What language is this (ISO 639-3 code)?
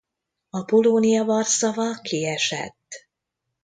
hun